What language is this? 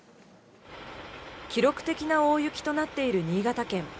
Japanese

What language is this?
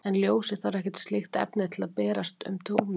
Icelandic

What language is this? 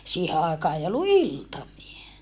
Finnish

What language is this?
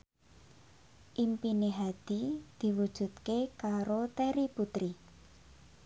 Javanese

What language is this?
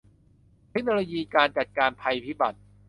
Thai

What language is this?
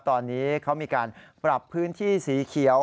Thai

